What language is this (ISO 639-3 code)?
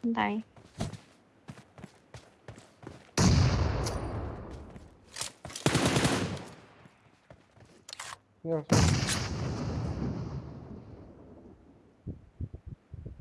ind